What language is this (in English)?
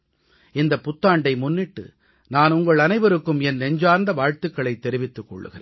Tamil